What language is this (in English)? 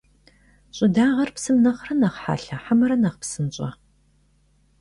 Kabardian